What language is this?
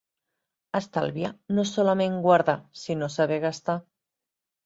Catalan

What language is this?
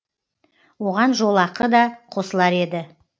Kazakh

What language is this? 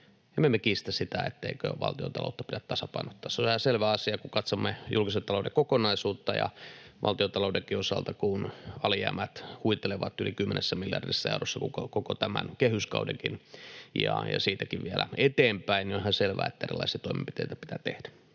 Finnish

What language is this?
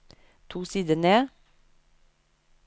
Norwegian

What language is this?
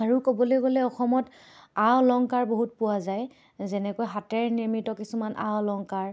Assamese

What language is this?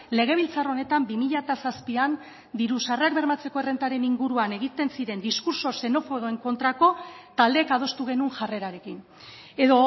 Basque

